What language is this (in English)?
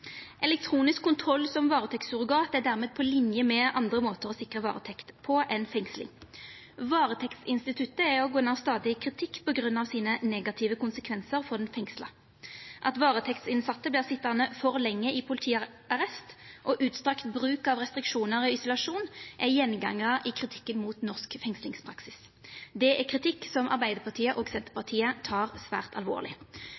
Norwegian Nynorsk